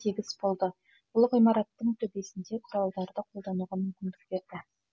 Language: Kazakh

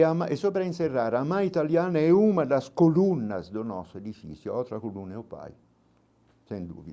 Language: Portuguese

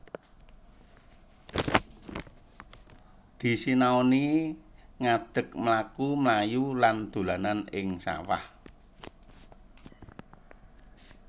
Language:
Javanese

